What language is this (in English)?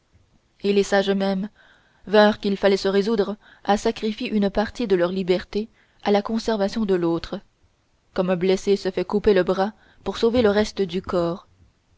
French